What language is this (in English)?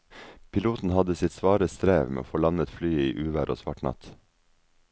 Norwegian